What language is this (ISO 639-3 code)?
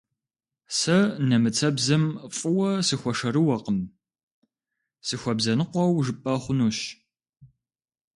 kbd